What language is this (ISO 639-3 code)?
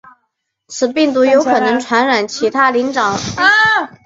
zho